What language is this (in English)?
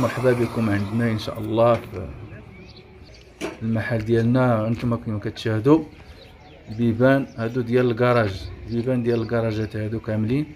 Arabic